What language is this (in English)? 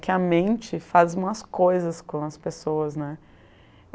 Portuguese